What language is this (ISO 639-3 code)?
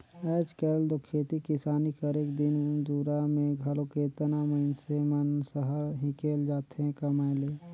hne